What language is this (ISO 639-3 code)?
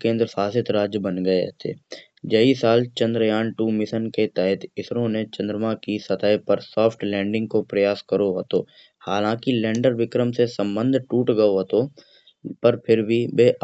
bjj